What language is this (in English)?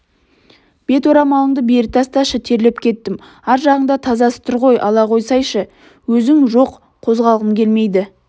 Kazakh